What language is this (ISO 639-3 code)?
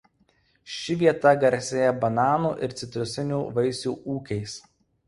lit